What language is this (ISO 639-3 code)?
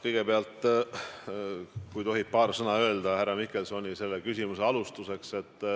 est